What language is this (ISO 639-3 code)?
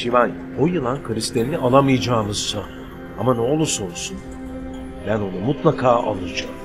tur